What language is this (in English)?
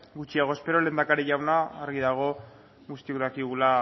Basque